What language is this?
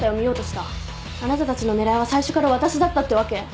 Japanese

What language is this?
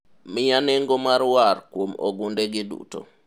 Luo (Kenya and Tanzania)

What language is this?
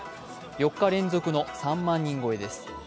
Japanese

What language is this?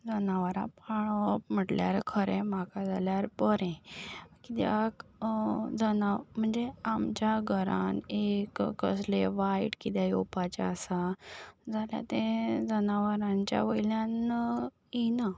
Konkani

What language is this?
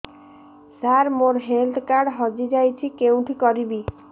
Odia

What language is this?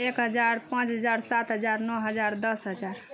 Maithili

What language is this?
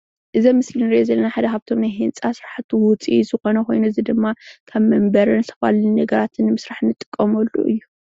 Tigrinya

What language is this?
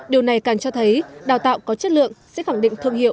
Vietnamese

